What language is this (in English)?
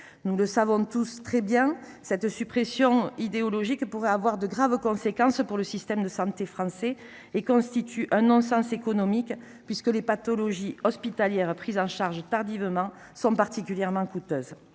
French